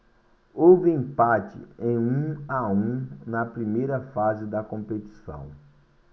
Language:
Portuguese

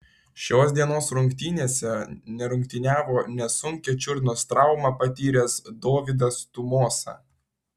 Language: Lithuanian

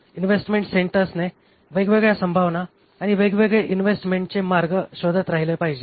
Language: Marathi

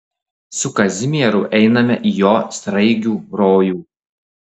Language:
Lithuanian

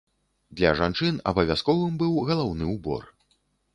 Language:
Belarusian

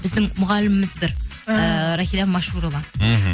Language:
Kazakh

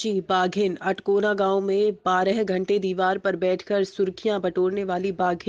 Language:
Hindi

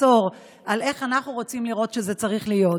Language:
Hebrew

